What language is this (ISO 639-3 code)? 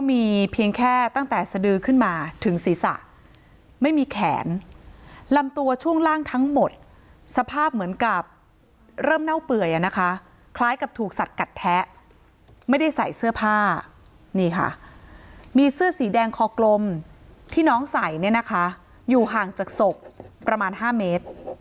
tha